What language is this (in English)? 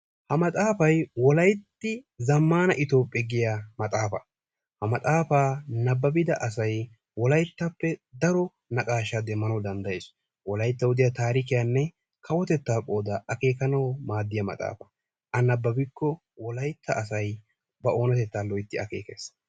Wolaytta